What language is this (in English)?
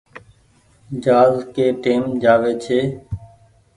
Goaria